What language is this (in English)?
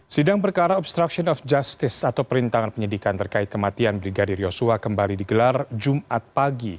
Indonesian